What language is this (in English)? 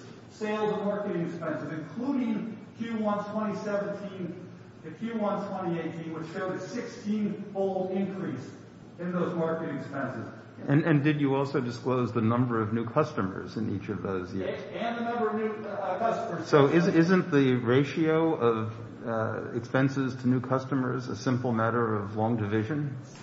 English